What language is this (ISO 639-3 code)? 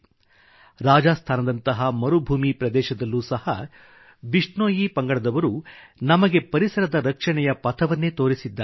kan